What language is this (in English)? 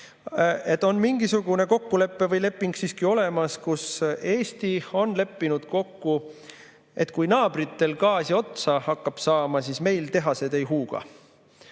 Estonian